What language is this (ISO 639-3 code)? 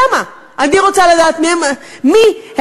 heb